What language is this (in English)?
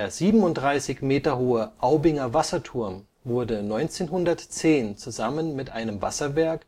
German